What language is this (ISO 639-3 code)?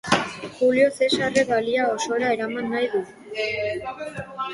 eus